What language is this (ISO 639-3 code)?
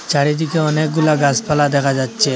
ben